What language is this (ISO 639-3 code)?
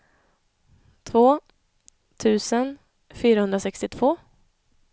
swe